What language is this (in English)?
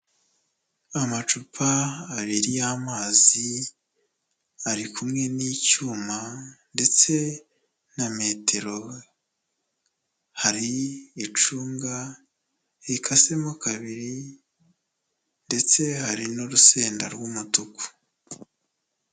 Kinyarwanda